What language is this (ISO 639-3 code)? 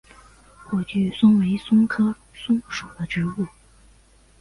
zho